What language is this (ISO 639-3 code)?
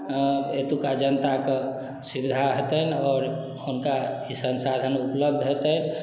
mai